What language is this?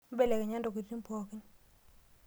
Masai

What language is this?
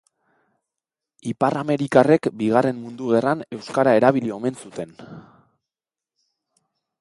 Basque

